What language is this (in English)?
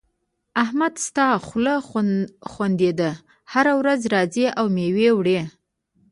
Pashto